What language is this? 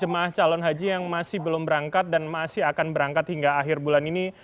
Indonesian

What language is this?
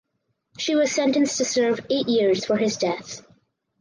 English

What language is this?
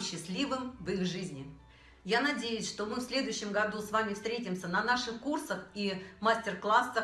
Russian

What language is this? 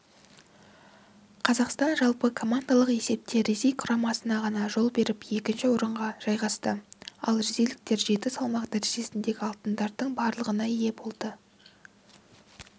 Kazakh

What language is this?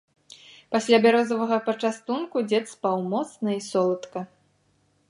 Belarusian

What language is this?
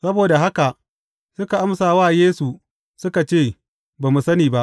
Hausa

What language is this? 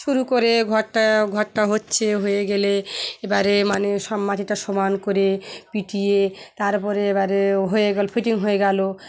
Bangla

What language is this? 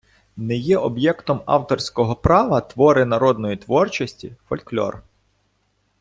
Ukrainian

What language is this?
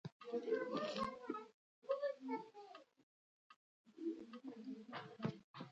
Pashto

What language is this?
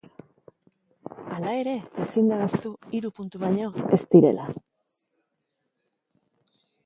Basque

